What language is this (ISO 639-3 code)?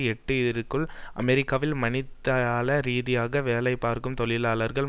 tam